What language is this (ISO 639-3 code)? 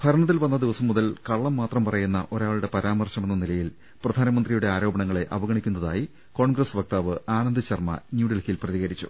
mal